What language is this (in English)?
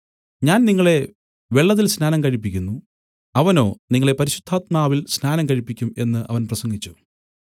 Malayalam